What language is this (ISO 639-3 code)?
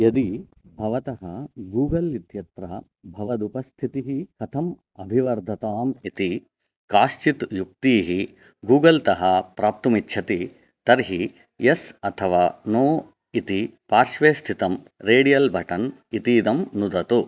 san